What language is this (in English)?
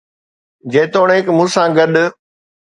Sindhi